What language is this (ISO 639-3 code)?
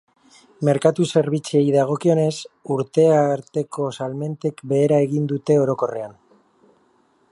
eus